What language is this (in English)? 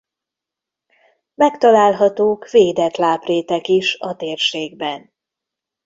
Hungarian